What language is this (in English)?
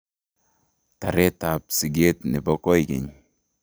Kalenjin